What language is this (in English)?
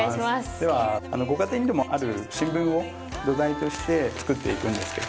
Japanese